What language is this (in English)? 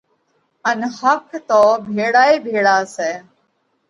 Parkari Koli